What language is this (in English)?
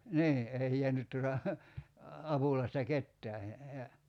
Finnish